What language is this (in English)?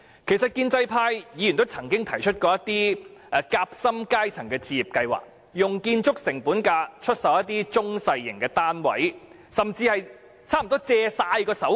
Cantonese